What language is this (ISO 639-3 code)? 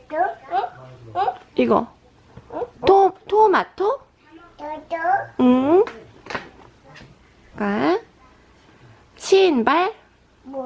kor